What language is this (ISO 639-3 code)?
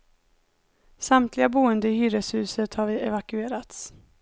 swe